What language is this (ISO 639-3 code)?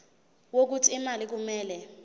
zul